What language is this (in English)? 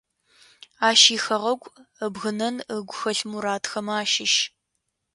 Adyghe